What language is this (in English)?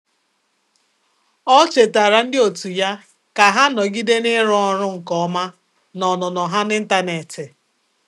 Igbo